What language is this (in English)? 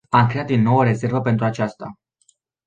Romanian